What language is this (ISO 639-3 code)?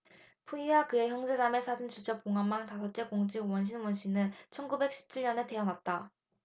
kor